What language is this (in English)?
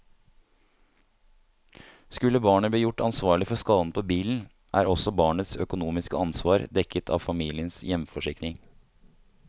Norwegian